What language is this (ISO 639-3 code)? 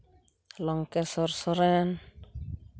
sat